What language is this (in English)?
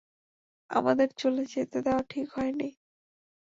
Bangla